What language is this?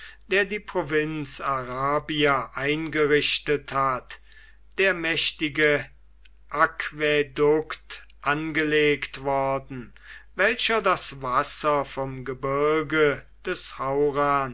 German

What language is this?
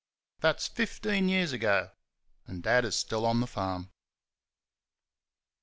English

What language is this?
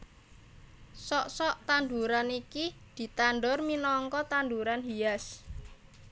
Javanese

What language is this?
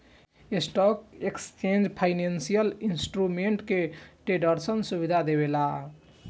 Bhojpuri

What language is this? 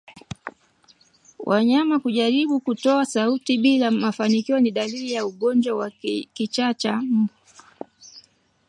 Swahili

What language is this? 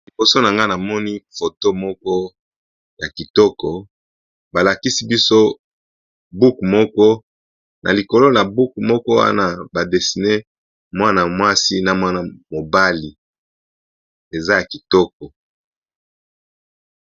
Lingala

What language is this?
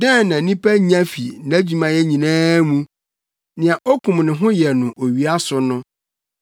Akan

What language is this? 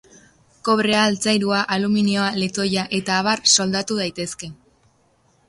Basque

